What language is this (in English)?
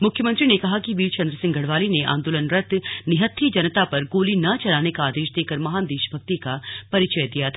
Hindi